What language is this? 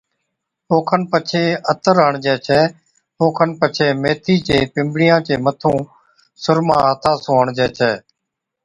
Od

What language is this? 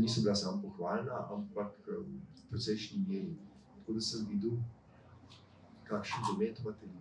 Romanian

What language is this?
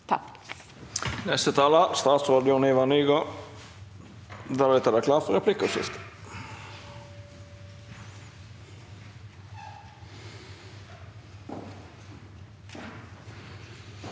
Norwegian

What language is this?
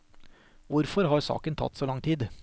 Norwegian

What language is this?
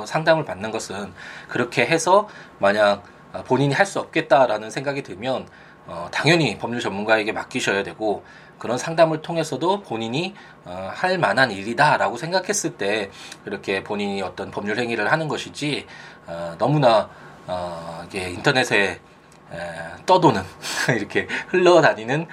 Korean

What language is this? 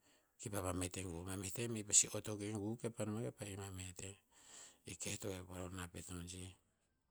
Tinputz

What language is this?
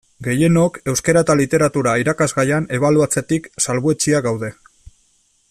Basque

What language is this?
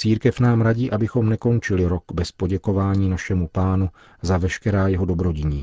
Czech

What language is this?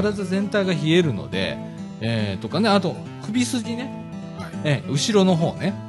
Japanese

